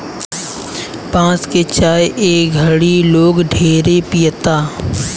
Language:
Bhojpuri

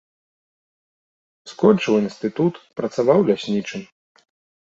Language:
Belarusian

